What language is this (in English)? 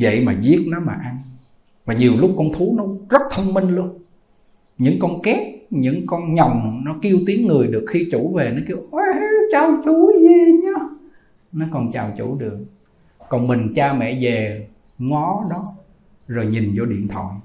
Vietnamese